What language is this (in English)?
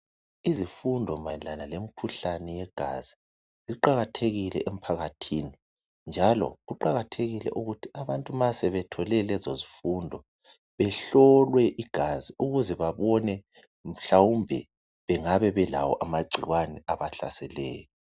North Ndebele